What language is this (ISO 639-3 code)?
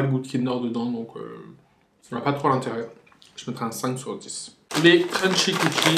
fra